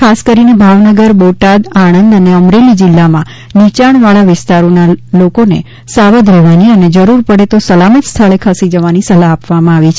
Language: Gujarati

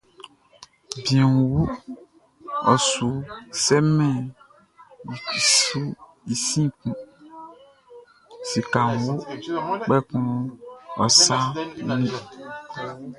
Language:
Baoulé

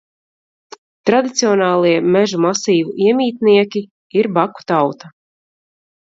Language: Latvian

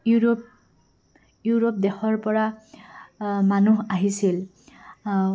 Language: Assamese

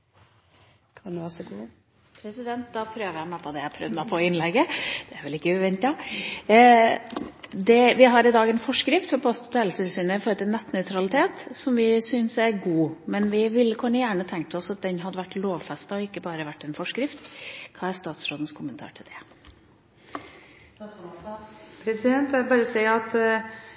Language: Norwegian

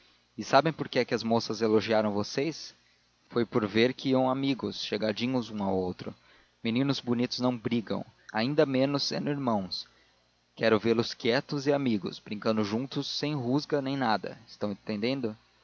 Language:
Portuguese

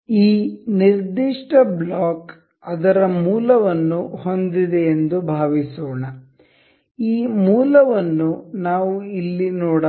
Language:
Kannada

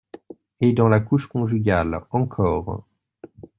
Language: French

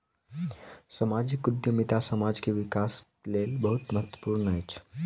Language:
Maithili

